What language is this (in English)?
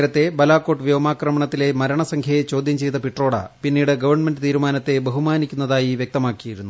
Malayalam